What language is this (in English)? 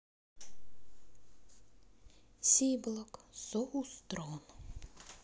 Russian